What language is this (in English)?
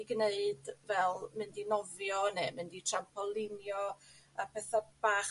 Welsh